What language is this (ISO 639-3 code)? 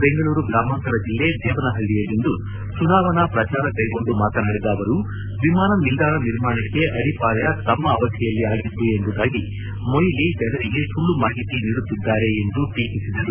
kan